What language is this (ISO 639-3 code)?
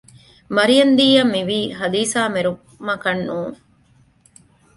div